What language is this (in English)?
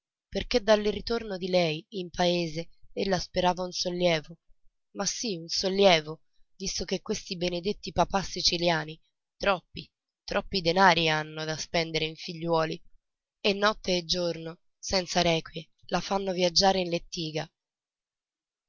Italian